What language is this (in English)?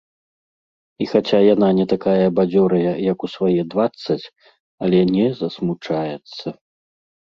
Belarusian